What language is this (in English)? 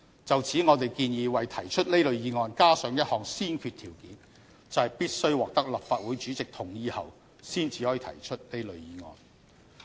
Cantonese